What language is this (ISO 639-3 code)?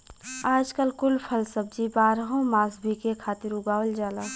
bho